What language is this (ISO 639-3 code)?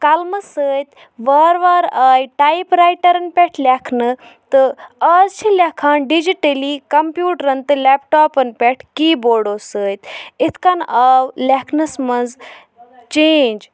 kas